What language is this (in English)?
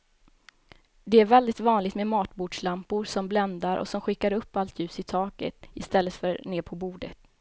Swedish